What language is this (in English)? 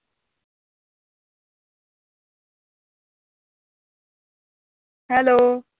Punjabi